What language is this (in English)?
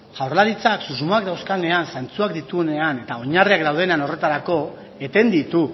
Basque